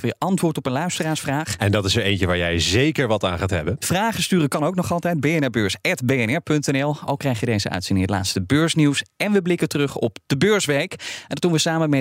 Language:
Dutch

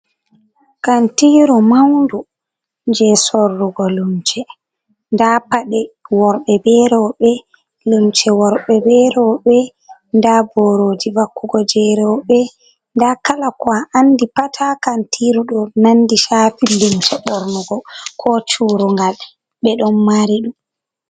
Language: Fula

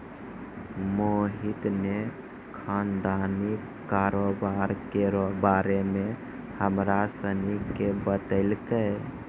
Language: Maithili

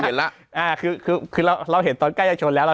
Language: Thai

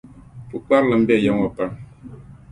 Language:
Dagbani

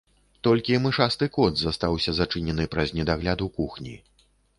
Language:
Belarusian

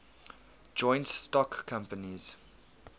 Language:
English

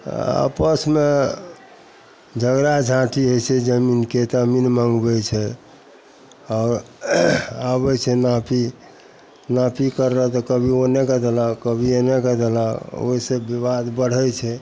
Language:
Maithili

